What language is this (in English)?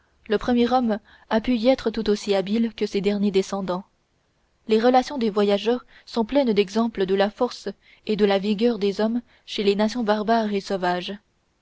French